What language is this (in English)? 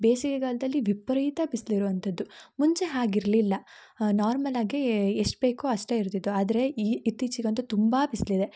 Kannada